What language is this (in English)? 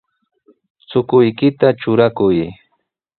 Sihuas Ancash Quechua